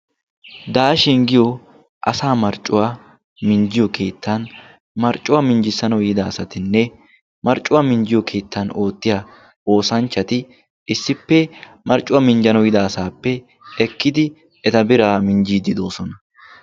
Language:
Wolaytta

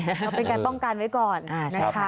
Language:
Thai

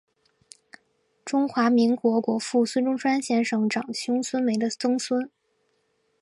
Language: Chinese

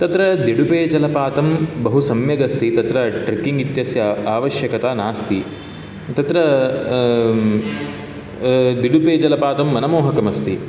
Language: Sanskrit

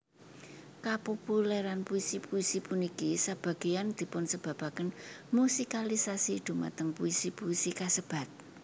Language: Javanese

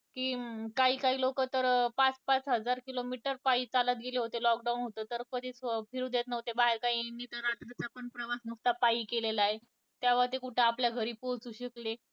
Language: Marathi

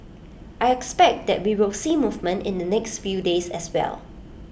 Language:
English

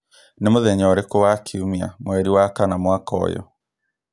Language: Kikuyu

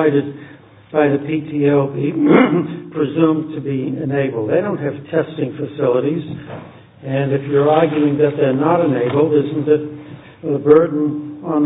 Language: English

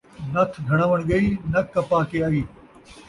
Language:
Saraiki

